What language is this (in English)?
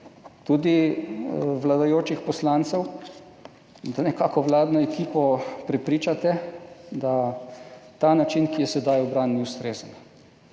Slovenian